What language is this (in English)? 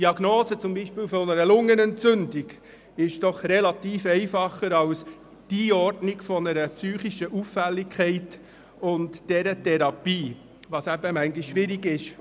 Swiss German